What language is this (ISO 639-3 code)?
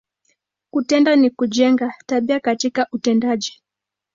swa